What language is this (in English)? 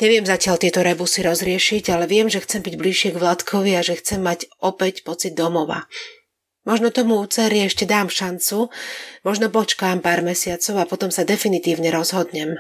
Slovak